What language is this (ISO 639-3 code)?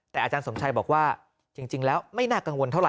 tha